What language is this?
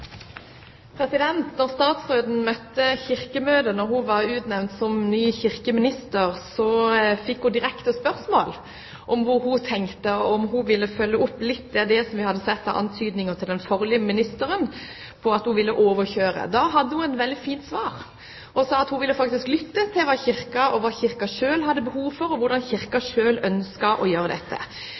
Norwegian Bokmål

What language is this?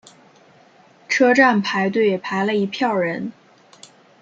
Chinese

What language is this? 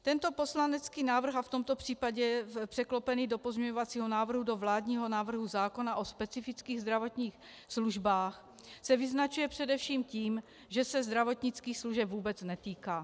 Czech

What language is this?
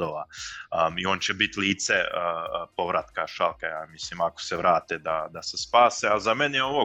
Croatian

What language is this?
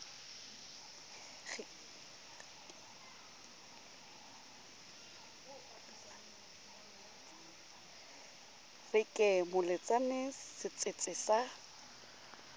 Southern Sotho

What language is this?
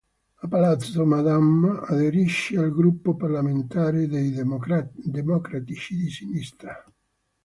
Italian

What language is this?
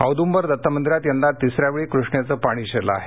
Marathi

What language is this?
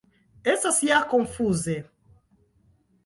Esperanto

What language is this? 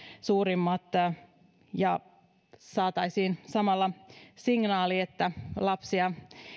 Finnish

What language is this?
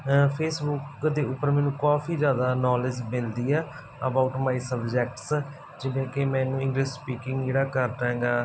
Punjabi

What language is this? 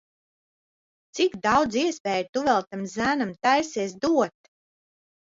Latvian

